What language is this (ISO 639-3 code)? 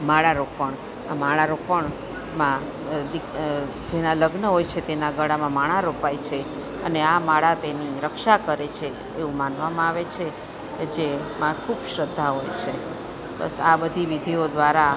guj